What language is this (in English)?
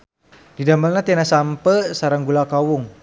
Sundanese